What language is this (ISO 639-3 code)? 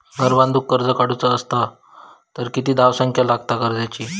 mar